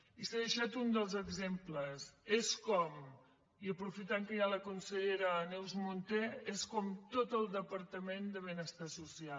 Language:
Catalan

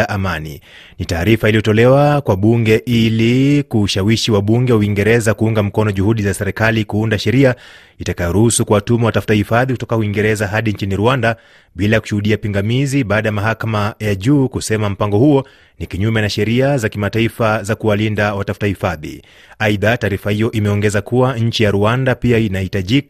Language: Swahili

